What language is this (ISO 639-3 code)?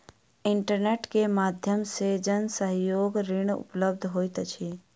mai